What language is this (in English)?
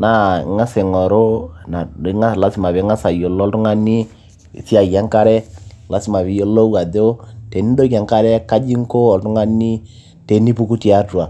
Masai